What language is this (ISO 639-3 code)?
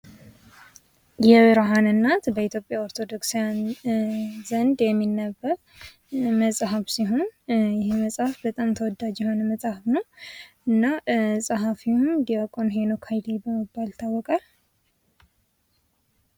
amh